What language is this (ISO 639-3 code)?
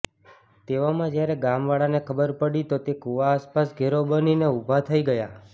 guj